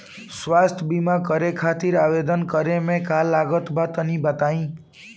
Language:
Bhojpuri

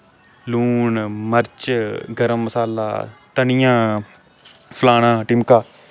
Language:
Dogri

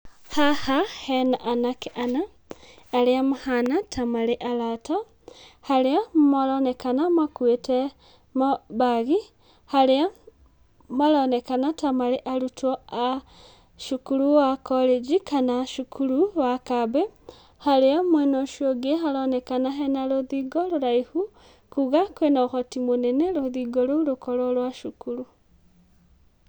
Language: Kikuyu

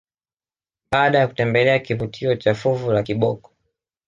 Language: Swahili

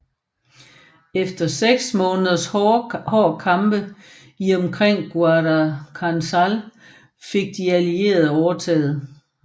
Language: Danish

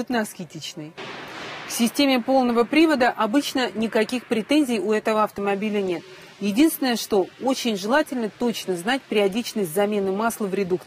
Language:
Russian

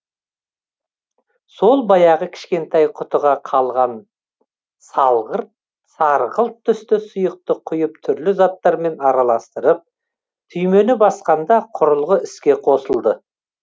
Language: Kazakh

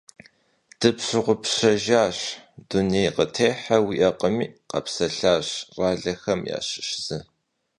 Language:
Kabardian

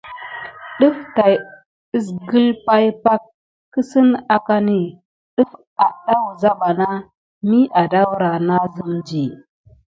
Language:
Gidar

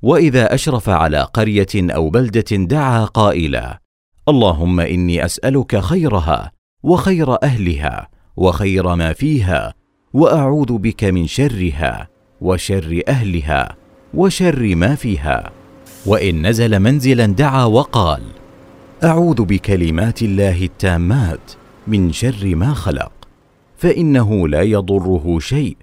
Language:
Arabic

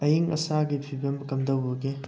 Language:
Manipuri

